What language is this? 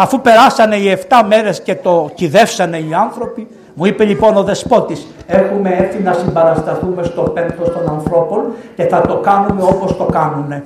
Greek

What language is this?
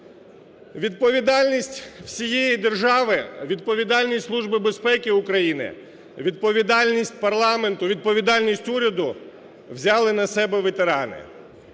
Ukrainian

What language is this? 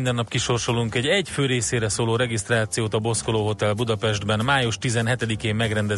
Hungarian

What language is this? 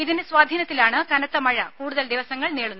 Malayalam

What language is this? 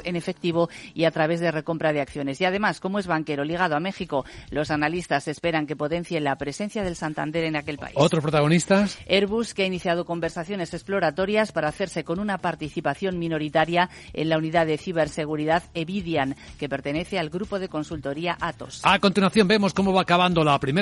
Spanish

